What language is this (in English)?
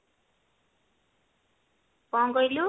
Odia